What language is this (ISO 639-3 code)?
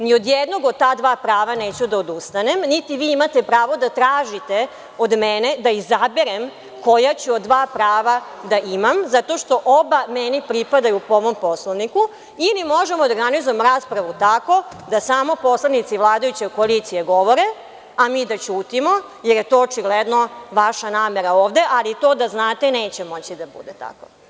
srp